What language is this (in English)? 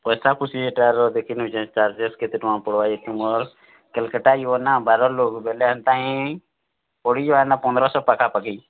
Odia